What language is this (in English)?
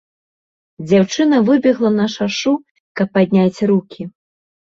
Belarusian